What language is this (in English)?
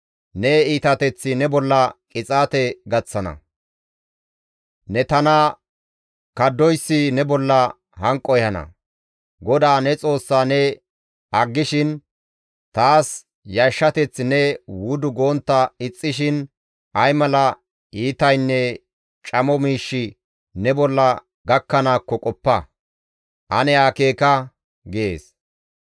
Gamo